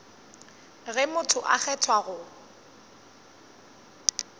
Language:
Northern Sotho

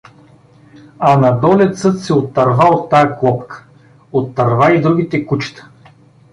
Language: Bulgarian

